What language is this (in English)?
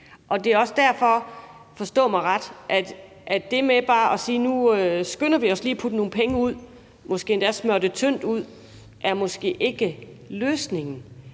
Danish